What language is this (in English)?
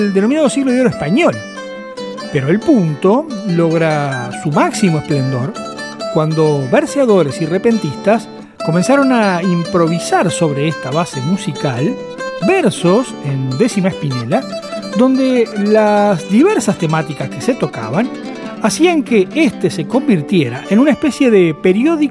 Spanish